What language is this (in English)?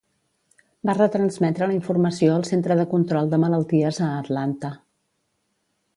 Catalan